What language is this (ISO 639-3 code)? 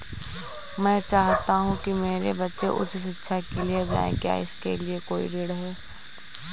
hin